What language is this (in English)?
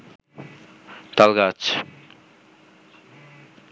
Bangla